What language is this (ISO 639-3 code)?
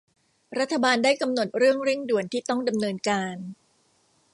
tha